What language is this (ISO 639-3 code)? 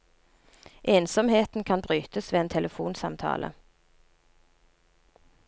nor